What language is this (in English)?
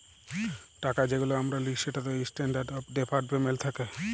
Bangla